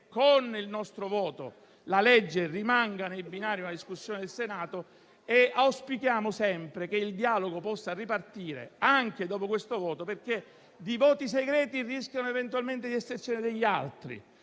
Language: Italian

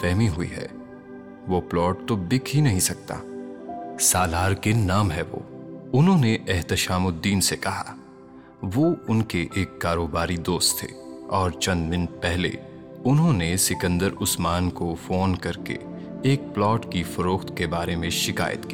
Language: Urdu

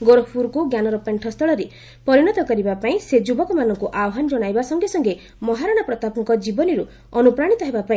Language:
Odia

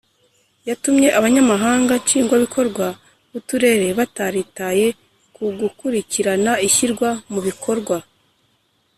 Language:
Kinyarwanda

